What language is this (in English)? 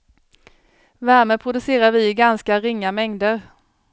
Swedish